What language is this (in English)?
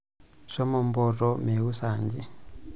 Masai